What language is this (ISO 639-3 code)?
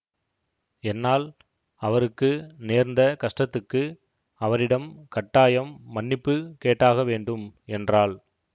tam